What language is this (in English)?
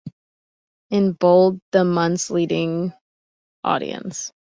English